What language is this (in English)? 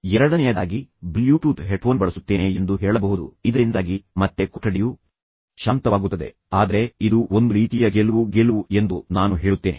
Kannada